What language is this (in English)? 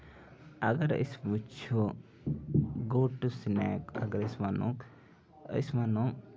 Kashmiri